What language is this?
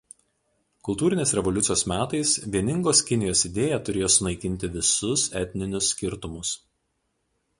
Lithuanian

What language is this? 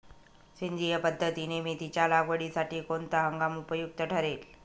Marathi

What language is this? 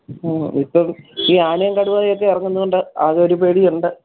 Malayalam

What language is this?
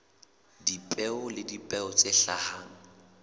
Southern Sotho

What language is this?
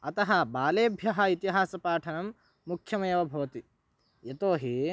Sanskrit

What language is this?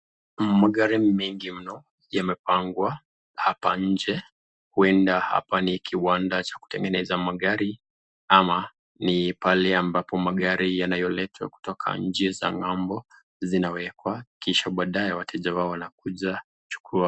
Swahili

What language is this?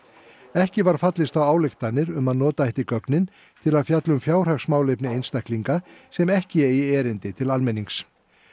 Icelandic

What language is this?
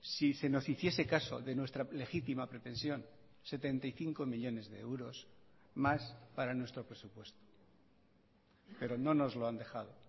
Spanish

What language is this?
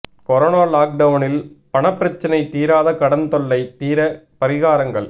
Tamil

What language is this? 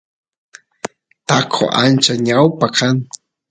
Santiago del Estero Quichua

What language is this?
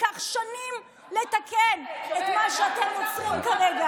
Hebrew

